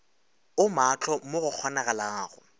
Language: Northern Sotho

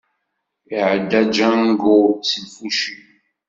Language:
Kabyle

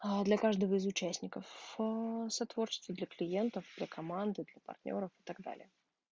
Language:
Russian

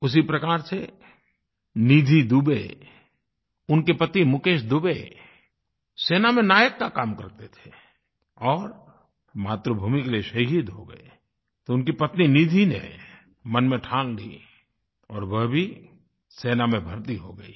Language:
Hindi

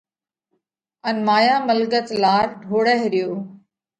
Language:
Parkari Koli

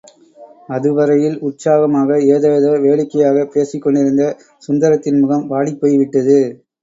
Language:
Tamil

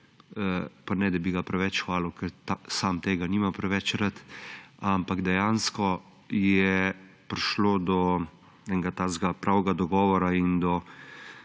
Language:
Slovenian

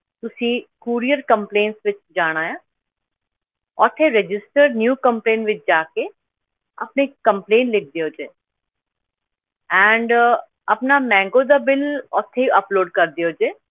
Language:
Punjabi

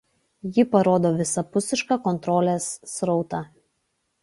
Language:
Lithuanian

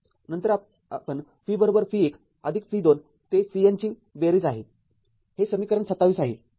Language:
Marathi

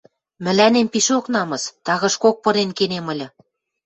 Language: Western Mari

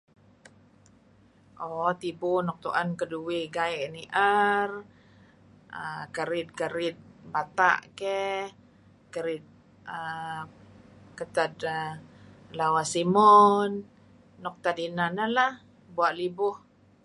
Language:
Kelabit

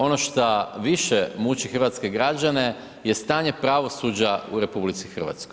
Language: Croatian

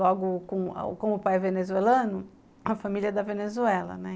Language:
Portuguese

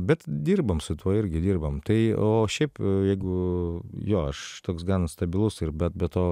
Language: Lithuanian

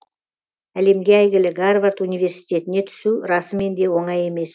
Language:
Kazakh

